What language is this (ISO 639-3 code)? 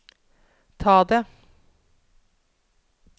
nor